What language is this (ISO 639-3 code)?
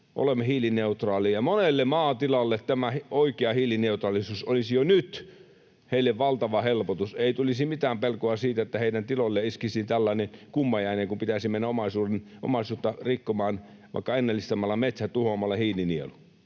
fin